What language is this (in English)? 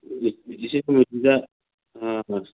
Manipuri